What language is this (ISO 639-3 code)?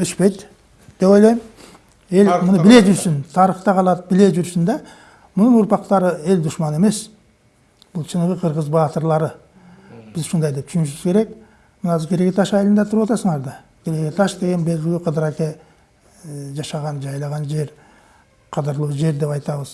tur